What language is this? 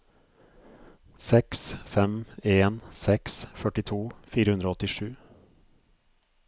Norwegian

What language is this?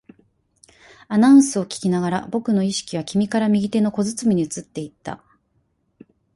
Japanese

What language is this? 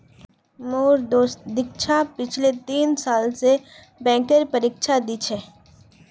Magahi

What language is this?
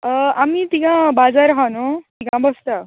Konkani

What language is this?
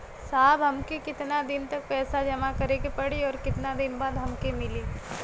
Bhojpuri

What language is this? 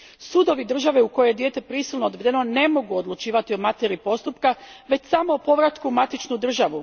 Croatian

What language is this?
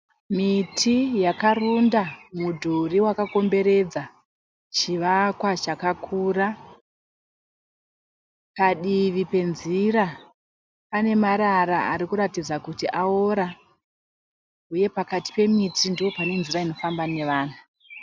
Shona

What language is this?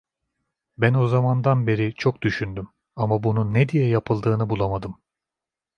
Turkish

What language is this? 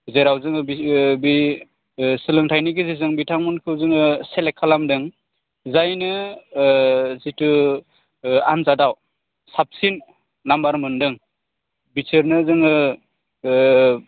Bodo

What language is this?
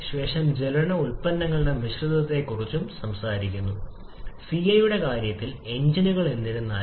Malayalam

